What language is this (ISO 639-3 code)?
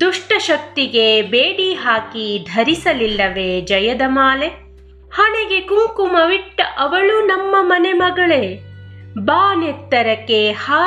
kan